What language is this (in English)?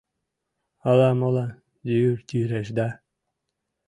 Mari